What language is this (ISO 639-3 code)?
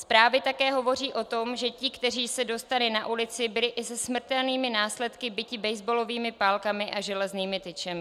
ces